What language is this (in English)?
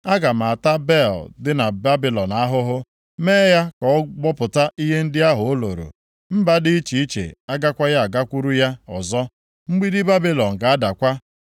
Igbo